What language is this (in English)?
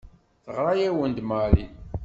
Kabyle